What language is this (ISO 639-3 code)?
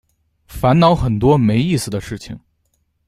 zho